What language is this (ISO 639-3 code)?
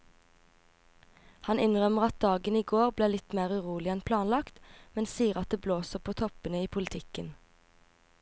nor